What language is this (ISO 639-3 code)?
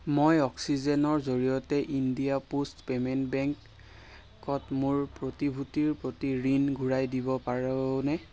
asm